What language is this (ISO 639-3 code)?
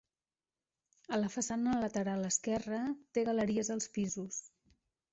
cat